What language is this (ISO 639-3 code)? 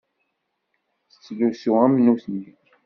kab